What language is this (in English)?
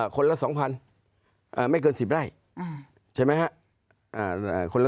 Thai